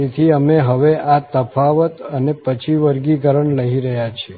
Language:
Gujarati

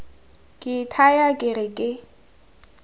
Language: Tswana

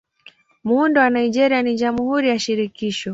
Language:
Swahili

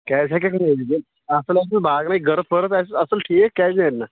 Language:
Kashmiri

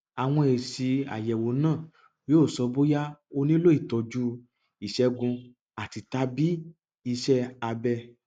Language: Yoruba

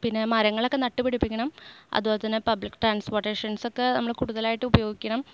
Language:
Malayalam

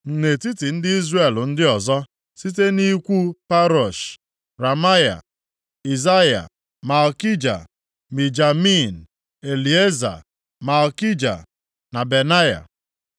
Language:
Igbo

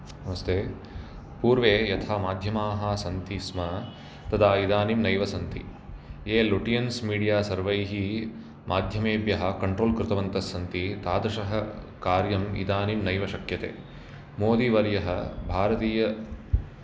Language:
Sanskrit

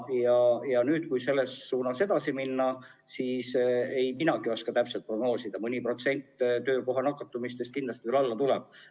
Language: Estonian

